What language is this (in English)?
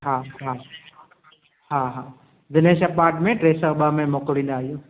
Sindhi